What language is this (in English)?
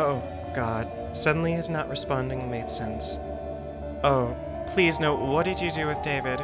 English